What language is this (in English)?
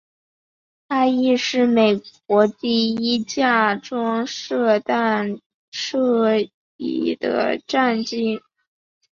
Chinese